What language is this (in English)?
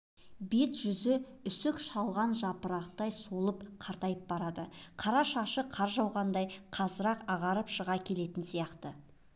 Kazakh